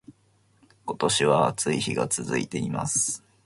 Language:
Japanese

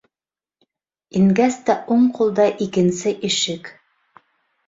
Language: Bashkir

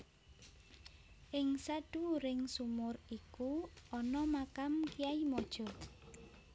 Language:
Javanese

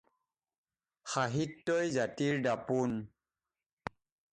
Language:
Assamese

